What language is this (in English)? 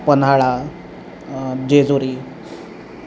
Marathi